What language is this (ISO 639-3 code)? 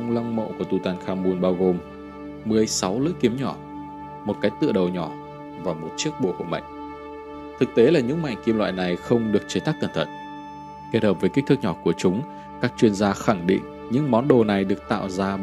vie